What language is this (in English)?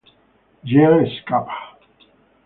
Italian